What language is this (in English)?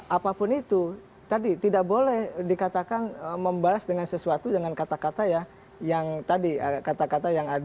Indonesian